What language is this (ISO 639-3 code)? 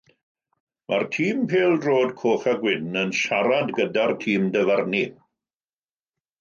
cym